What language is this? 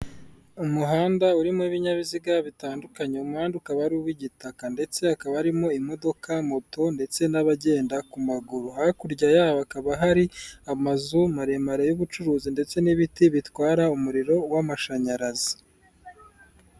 Kinyarwanda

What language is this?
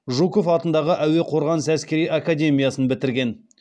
Kazakh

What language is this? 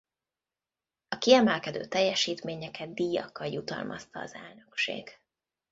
Hungarian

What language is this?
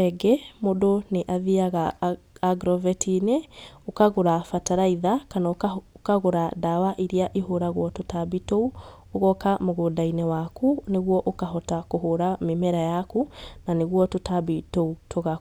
Kikuyu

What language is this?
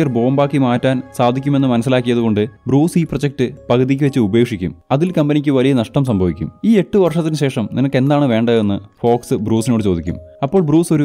Dutch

